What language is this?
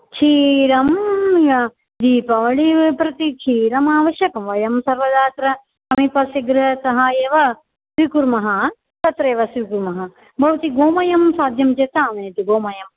Sanskrit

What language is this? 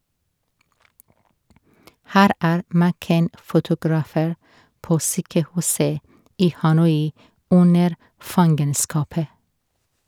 Norwegian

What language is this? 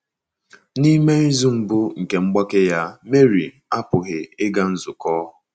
Igbo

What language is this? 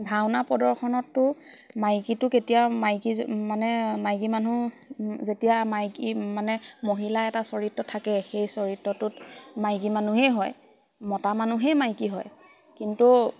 Assamese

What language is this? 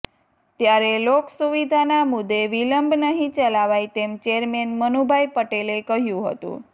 Gujarati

